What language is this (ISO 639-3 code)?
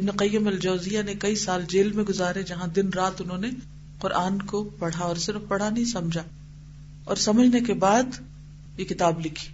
urd